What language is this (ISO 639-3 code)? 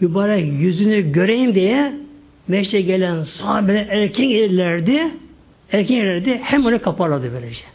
tur